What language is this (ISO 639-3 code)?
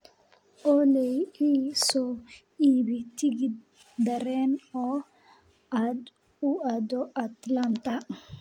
som